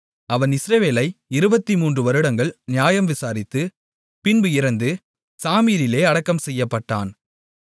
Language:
Tamil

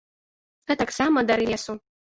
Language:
Belarusian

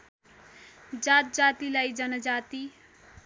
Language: Nepali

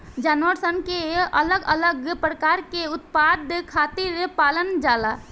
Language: Bhojpuri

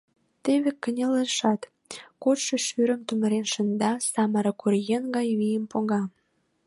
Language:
Mari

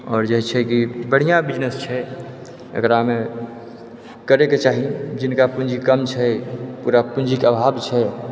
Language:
Maithili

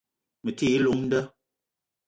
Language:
Eton (Cameroon)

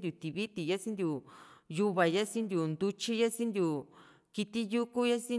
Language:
Juxtlahuaca Mixtec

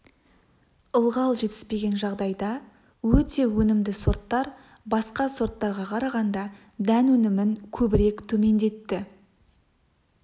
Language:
Kazakh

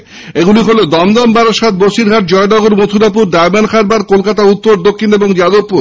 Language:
Bangla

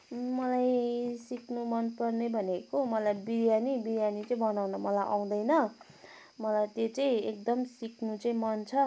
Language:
Nepali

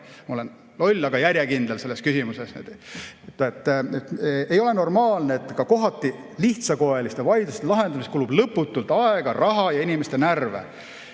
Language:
Estonian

